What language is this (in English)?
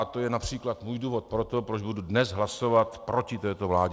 Czech